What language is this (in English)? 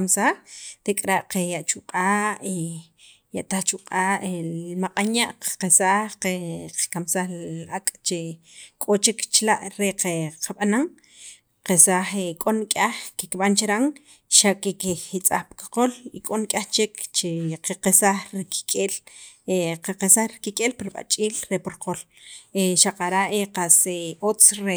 Sacapulteco